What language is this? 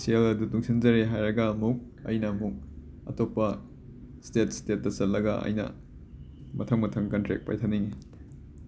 Manipuri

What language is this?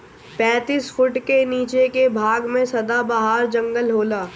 Bhojpuri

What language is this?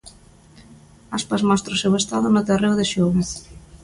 Galician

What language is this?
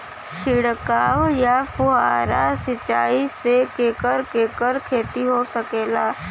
Bhojpuri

